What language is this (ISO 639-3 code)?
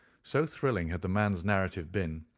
eng